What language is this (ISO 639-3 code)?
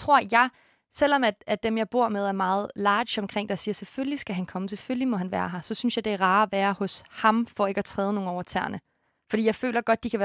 dan